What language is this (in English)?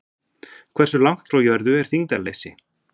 Icelandic